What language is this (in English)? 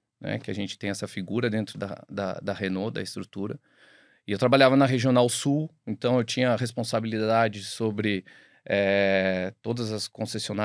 Portuguese